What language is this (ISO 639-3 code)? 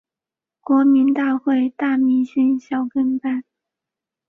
zho